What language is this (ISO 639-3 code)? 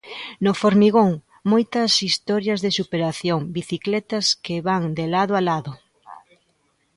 glg